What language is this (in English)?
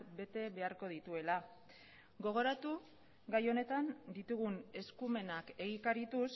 Basque